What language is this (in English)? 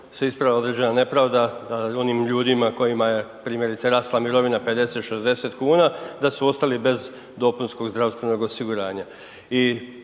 Croatian